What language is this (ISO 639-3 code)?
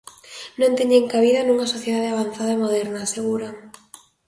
glg